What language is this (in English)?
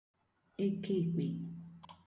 Igbo